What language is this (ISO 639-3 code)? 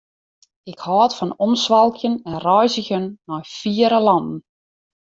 fry